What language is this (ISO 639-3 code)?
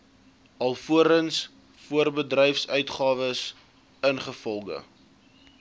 afr